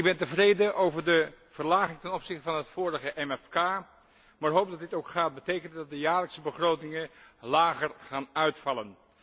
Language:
Dutch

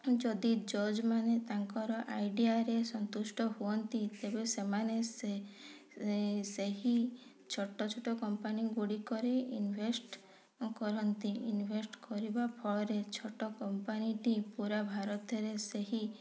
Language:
Odia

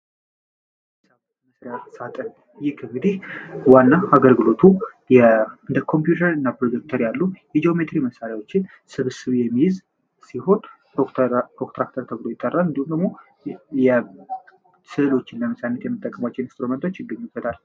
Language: Amharic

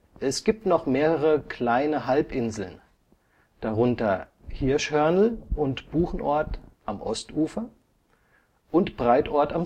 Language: German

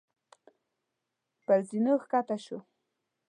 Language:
Pashto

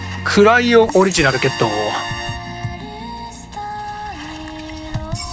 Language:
Japanese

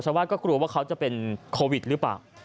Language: Thai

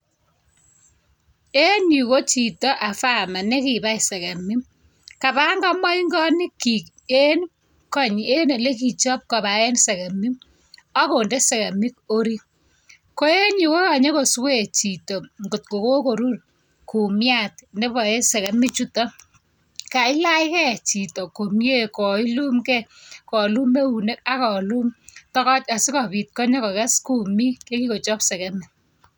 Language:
Kalenjin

